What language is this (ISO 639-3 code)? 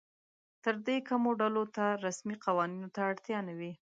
pus